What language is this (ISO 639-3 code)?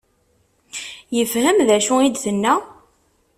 kab